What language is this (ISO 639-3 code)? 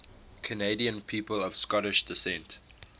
eng